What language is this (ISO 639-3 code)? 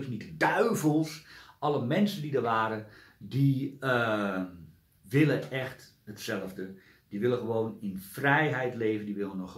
nld